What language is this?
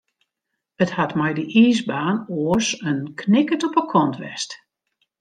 Western Frisian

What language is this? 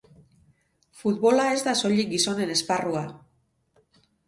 Basque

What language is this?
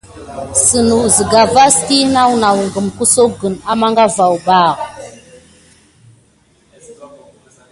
Gidar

